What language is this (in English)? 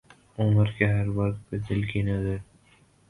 Urdu